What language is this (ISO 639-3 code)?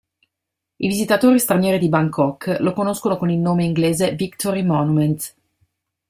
ita